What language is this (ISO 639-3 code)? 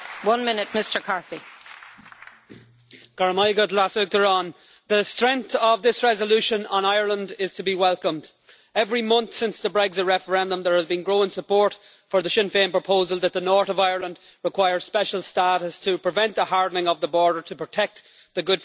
eng